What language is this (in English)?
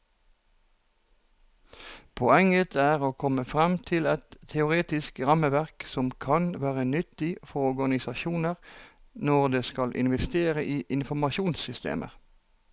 Norwegian